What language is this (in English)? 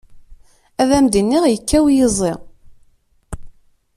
Kabyle